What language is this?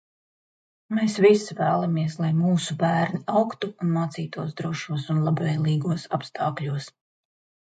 Latvian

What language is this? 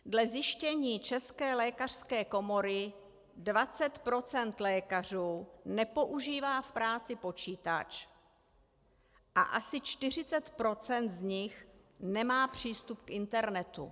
Czech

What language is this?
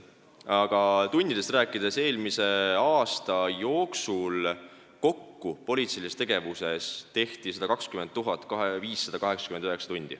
Estonian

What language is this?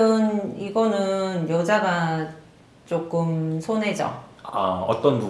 Korean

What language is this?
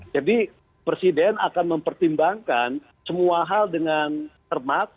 Indonesian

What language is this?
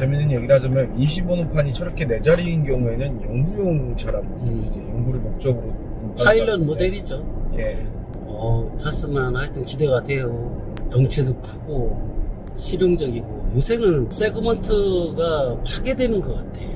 Korean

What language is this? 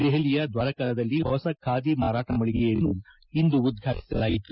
Kannada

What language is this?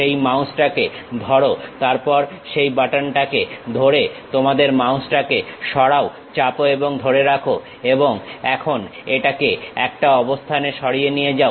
Bangla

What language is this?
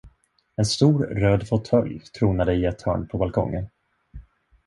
Swedish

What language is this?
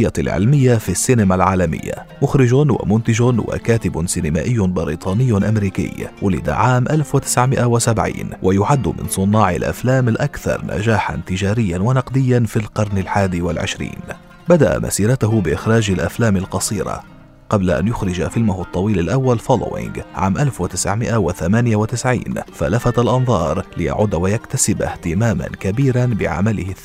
Arabic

